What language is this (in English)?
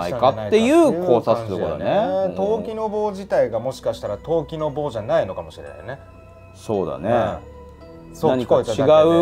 Japanese